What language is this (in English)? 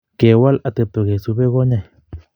Kalenjin